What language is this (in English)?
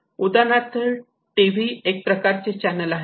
Marathi